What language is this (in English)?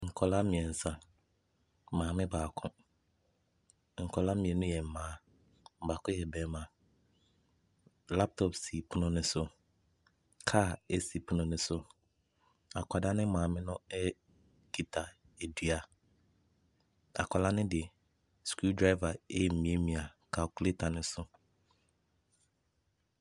Akan